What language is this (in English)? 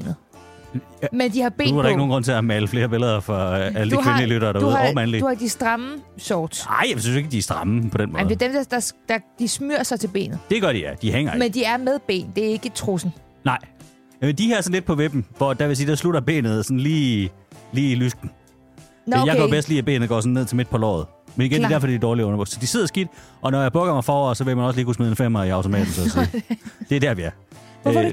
Danish